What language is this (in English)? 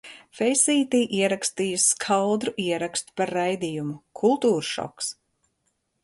Latvian